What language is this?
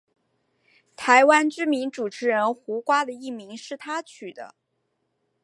Chinese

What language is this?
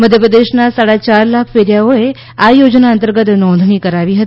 Gujarati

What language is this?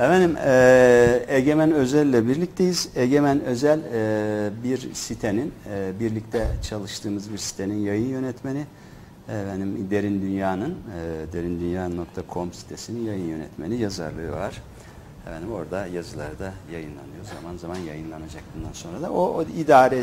Turkish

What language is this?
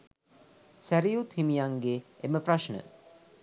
Sinhala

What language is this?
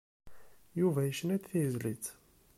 Kabyle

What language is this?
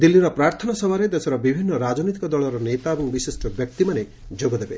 Odia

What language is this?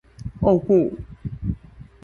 Chinese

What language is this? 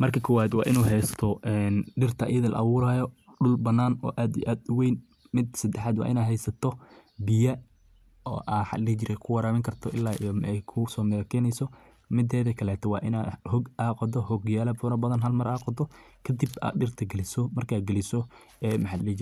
Somali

